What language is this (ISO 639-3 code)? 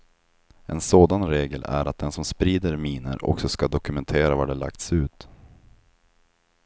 swe